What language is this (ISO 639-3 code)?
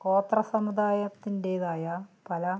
mal